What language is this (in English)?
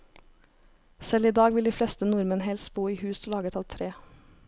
Norwegian